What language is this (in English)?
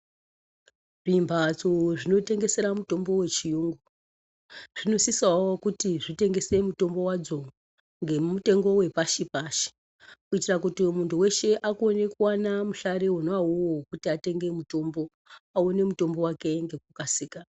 Ndau